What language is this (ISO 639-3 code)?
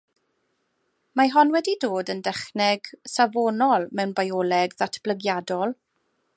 cym